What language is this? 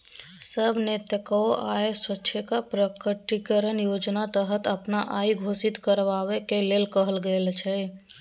Maithili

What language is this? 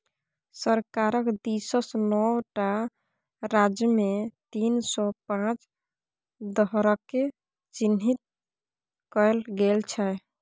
Maithili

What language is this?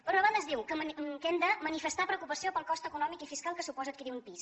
Catalan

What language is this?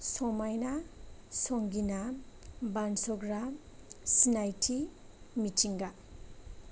Bodo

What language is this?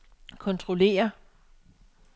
Danish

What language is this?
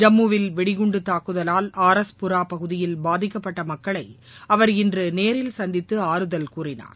Tamil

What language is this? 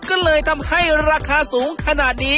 Thai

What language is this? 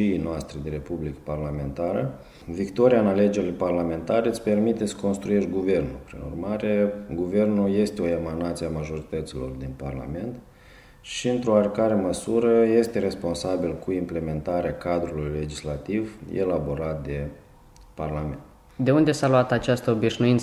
Romanian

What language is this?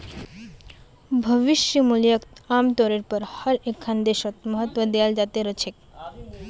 Magahi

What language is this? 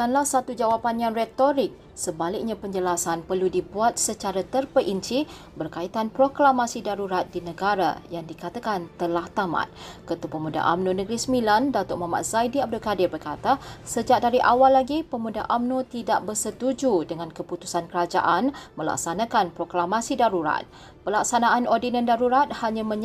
Malay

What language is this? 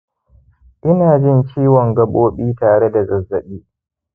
Hausa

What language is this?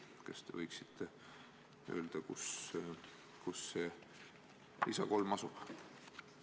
Estonian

